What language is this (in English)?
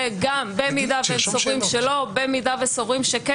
Hebrew